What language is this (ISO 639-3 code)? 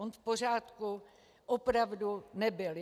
ces